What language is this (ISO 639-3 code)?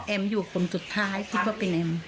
tha